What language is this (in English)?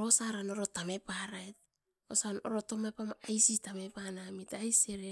Askopan